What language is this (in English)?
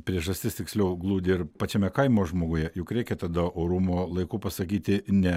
Lithuanian